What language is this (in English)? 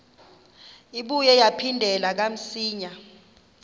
Xhosa